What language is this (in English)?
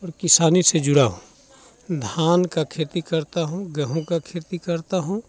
Hindi